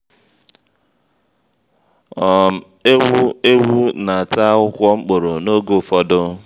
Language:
Igbo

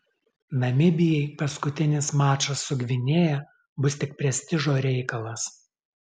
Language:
Lithuanian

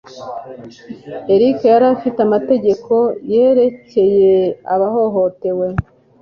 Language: Kinyarwanda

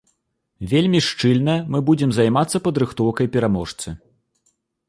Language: Belarusian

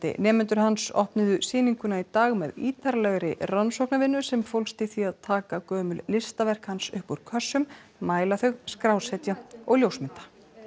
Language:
Icelandic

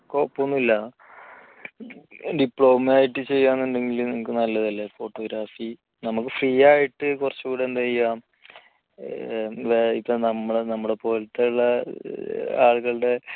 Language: Malayalam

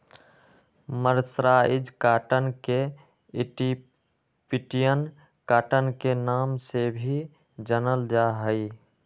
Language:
Magahi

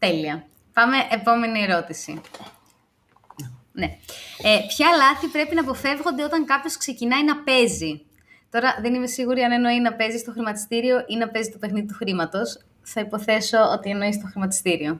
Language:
Greek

